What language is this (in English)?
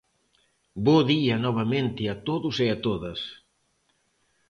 Galician